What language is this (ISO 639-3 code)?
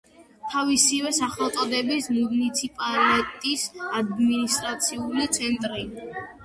kat